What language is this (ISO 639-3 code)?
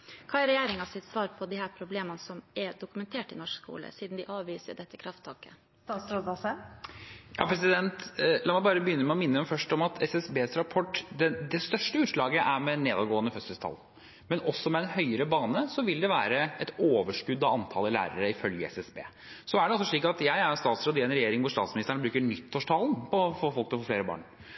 nob